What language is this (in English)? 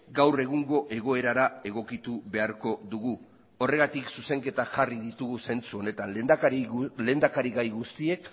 Basque